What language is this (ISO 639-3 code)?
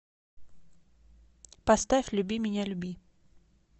rus